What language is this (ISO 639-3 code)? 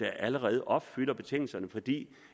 dan